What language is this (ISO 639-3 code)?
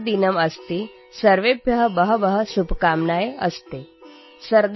eng